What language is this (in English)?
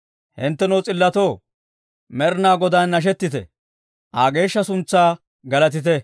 Dawro